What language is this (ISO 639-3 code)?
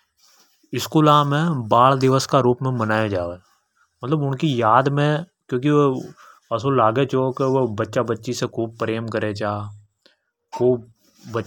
hoj